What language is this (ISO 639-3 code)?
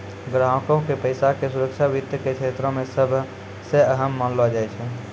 mai